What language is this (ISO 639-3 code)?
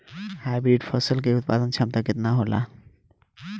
bho